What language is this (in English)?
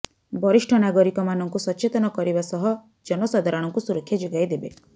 Odia